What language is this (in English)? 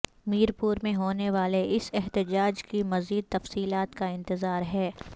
Urdu